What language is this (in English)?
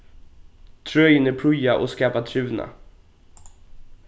Faroese